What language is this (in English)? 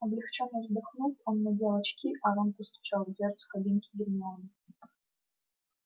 Russian